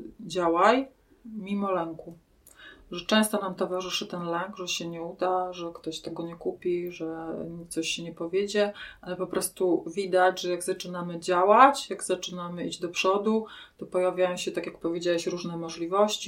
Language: Polish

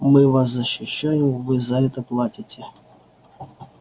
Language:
Russian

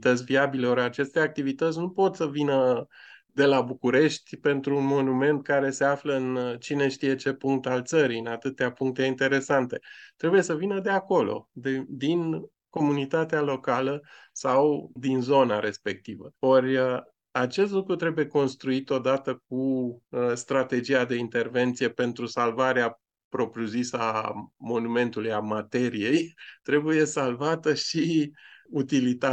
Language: Romanian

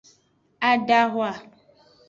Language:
Aja (Benin)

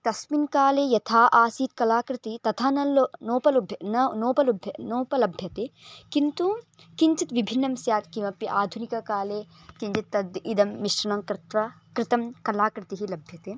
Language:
Sanskrit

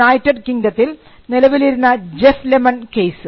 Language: Malayalam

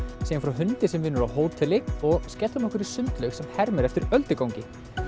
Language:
Icelandic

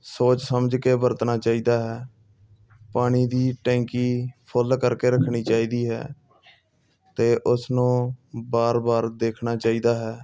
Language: Punjabi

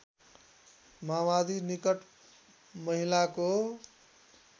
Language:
Nepali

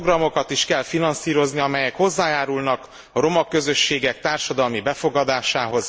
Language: Hungarian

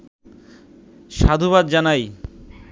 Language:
Bangla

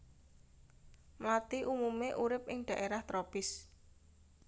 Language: Javanese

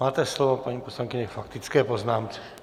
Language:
Czech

